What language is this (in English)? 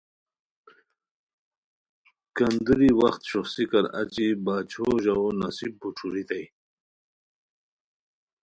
Khowar